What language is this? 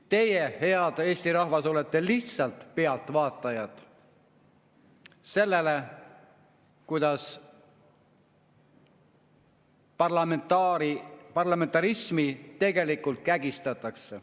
Estonian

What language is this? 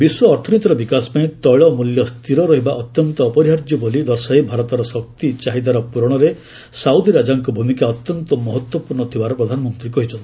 Odia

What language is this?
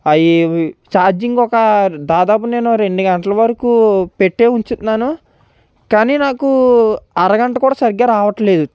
Telugu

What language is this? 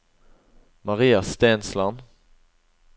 Norwegian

